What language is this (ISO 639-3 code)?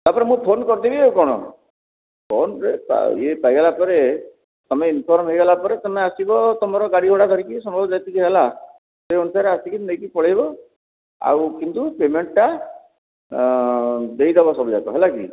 ori